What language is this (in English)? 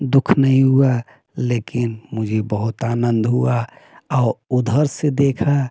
Hindi